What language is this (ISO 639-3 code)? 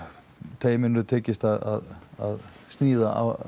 isl